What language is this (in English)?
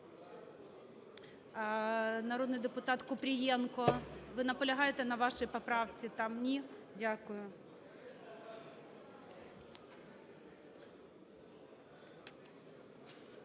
Ukrainian